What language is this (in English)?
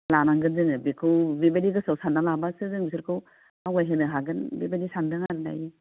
Bodo